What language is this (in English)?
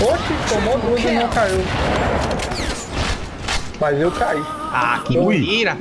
Portuguese